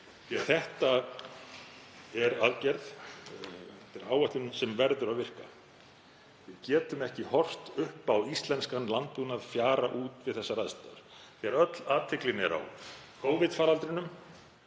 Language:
Icelandic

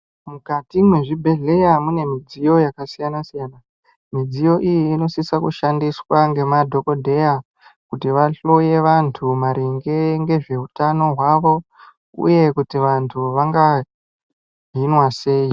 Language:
Ndau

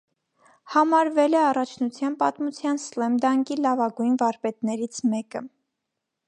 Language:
Armenian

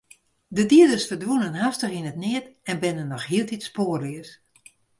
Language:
Western Frisian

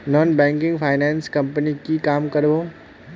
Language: Magahi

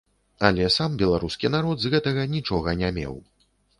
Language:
Belarusian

